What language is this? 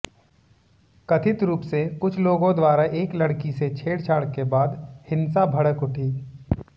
Hindi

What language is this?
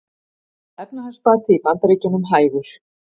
Icelandic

